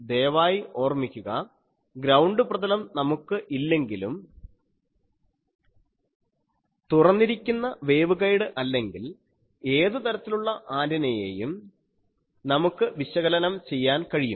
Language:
Malayalam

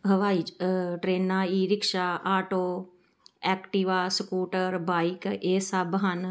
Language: Punjabi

